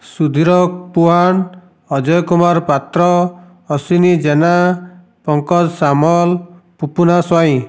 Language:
Odia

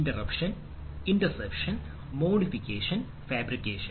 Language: Malayalam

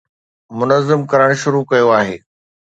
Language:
Sindhi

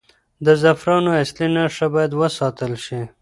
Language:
Pashto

